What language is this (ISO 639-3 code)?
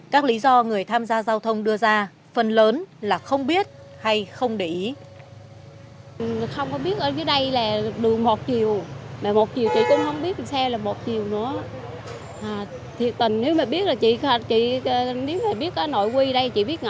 vie